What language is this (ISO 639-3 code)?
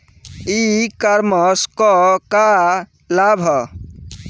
bho